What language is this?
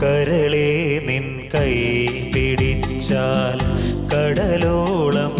Indonesian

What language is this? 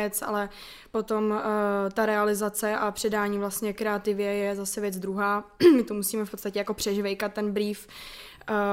Czech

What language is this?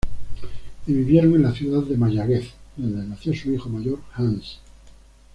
Spanish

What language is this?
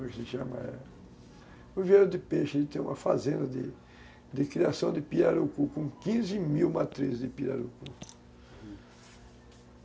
Portuguese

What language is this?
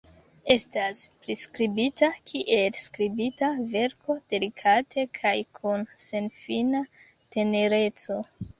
Esperanto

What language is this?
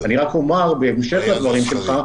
Hebrew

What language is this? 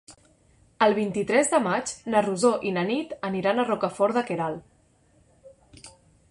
Catalan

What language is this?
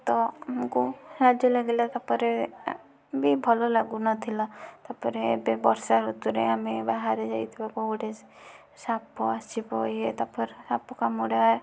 Odia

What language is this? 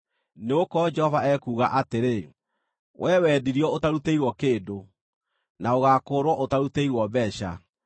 Kikuyu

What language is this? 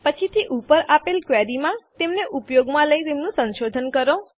Gujarati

